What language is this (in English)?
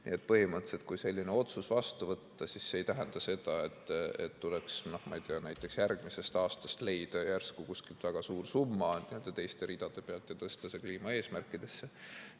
Estonian